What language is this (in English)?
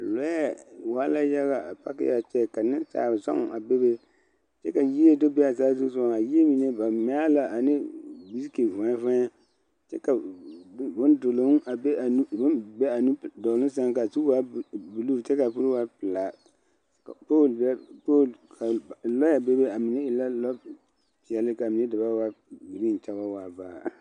Southern Dagaare